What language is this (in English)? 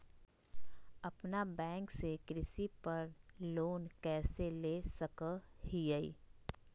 Magahi